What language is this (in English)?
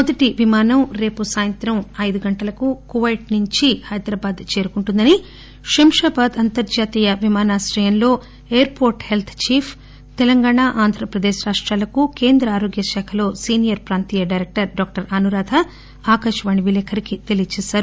Telugu